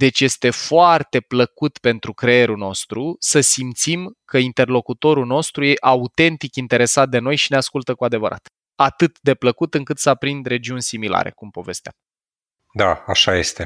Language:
Romanian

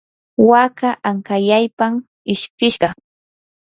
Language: Yanahuanca Pasco Quechua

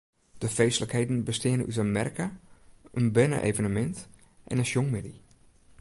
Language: Western Frisian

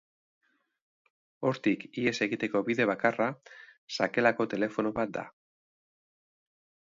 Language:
Basque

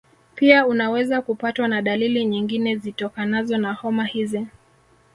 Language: Swahili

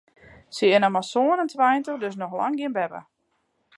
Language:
Western Frisian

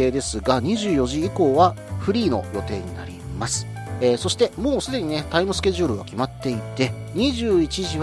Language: Japanese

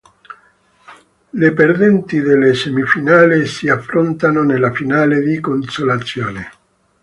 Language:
Italian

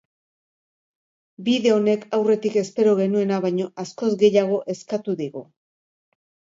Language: Basque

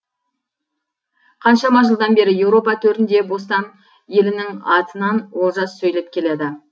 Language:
Kazakh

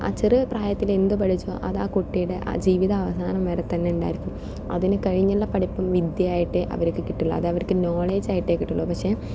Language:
Malayalam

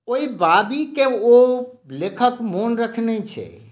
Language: Maithili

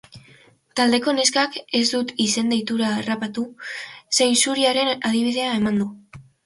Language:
Basque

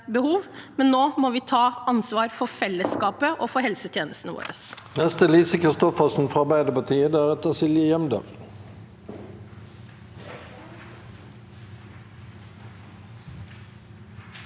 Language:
Norwegian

